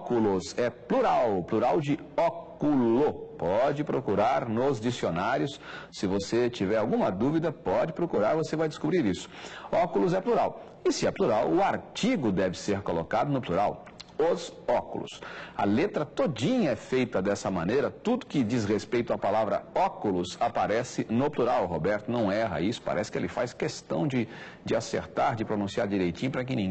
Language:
Portuguese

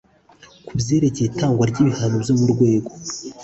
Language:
Kinyarwanda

